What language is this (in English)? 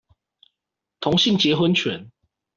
Chinese